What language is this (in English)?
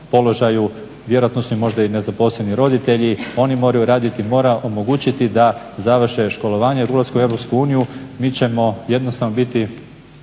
Croatian